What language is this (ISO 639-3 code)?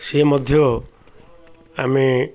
ori